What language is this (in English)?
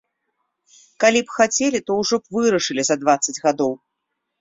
Belarusian